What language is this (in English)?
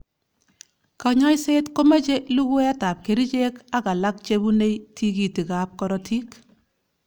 Kalenjin